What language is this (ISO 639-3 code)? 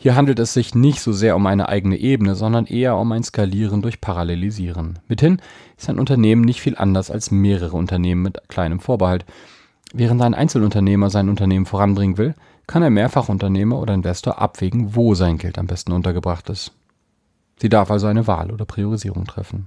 deu